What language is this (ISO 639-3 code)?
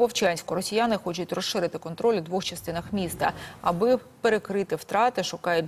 ukr